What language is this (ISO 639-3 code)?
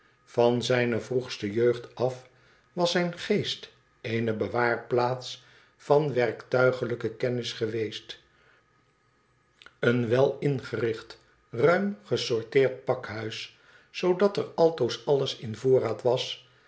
nld